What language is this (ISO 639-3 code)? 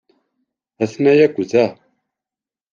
kab